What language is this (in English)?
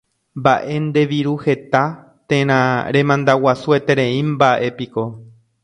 Guarani